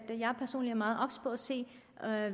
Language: Danish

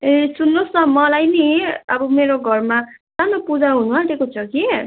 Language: Nepali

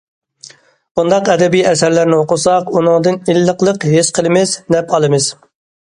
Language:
Uyghur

